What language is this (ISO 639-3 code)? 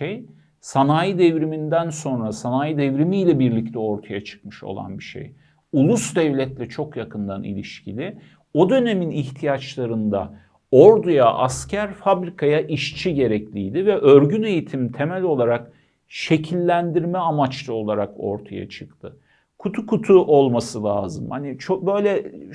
tur